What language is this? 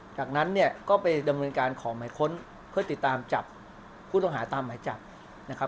Thai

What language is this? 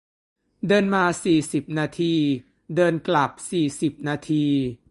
Thai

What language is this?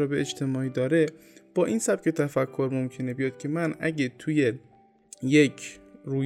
Persian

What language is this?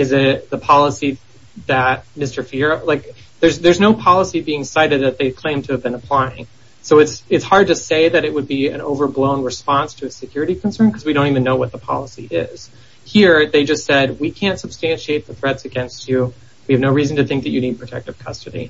English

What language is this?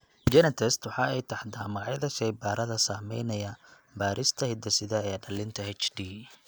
Somali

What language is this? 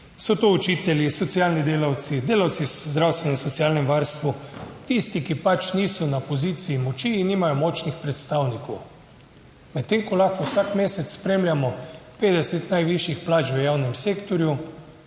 Slovenian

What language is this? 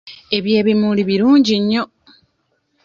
Ganda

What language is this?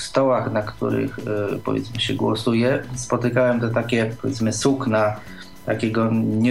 Polish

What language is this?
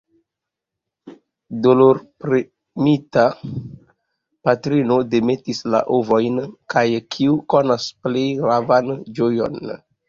Esperanto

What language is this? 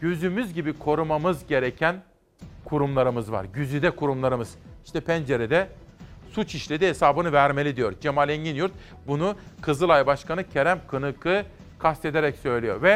Turkish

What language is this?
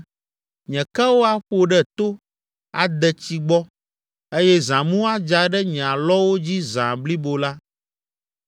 Ewe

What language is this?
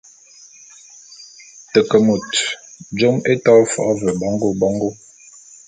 Bulu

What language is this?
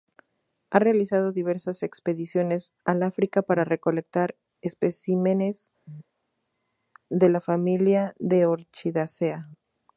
Spanish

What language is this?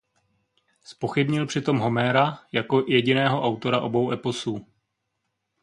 Czech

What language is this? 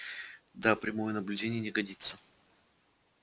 Russian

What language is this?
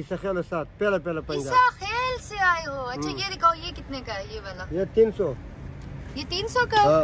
Romanian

